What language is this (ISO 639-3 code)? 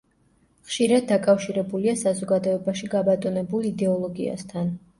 kat